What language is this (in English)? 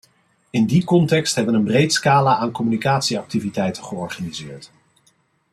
Dutch